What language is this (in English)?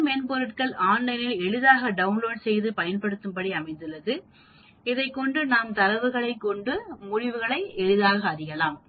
Tamil